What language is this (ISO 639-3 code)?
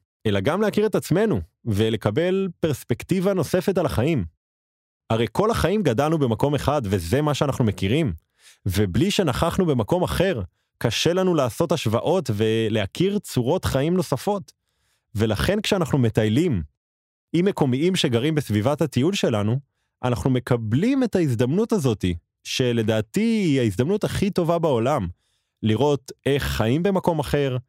heb